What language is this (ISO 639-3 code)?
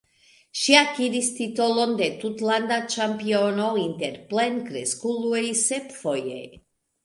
epo